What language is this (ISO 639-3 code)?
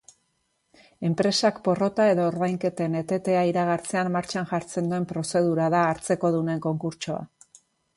eus